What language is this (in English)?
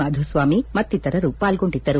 Kannada